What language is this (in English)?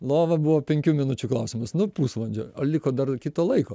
Lithuanian